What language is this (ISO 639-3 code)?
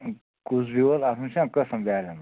kas